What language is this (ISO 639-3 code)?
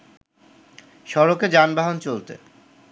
ben